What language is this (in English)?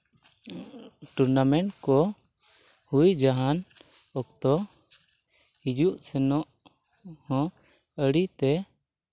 Santali